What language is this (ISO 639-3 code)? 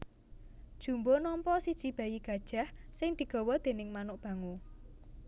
jav